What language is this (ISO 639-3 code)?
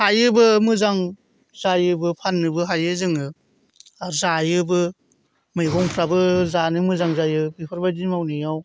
brx